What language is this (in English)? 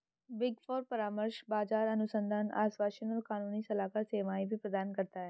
Hindi